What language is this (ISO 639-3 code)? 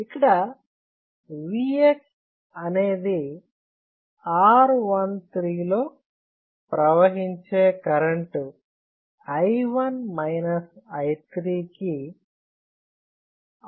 tel